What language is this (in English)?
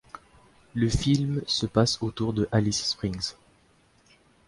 French